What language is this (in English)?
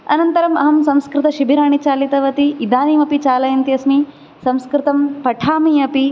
Sanskrit